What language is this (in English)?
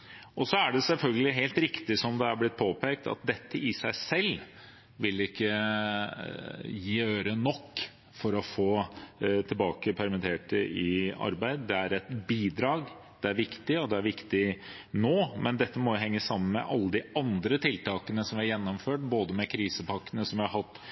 Norwegian Bokmål